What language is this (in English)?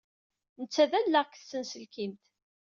Kabyle